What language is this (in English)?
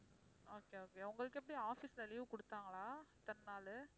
Tamil